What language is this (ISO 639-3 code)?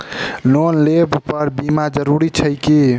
mai